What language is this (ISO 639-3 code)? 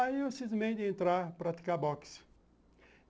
por